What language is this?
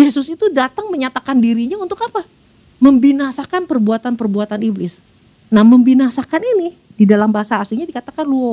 Indonesian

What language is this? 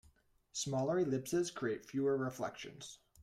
English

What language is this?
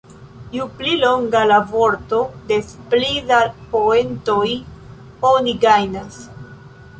Esperanto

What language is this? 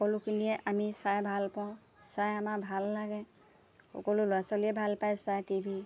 Assamese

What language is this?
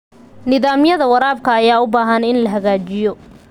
Somali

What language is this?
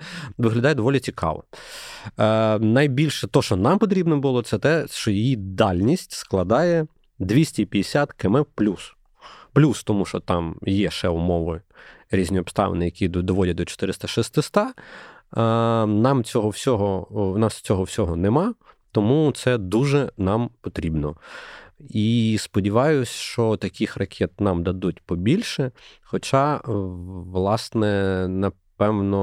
Ukrainian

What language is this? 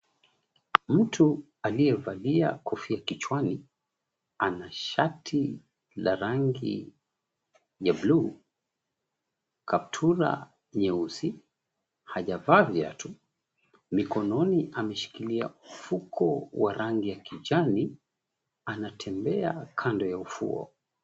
Swahili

